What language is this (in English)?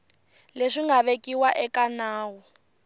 Tsonga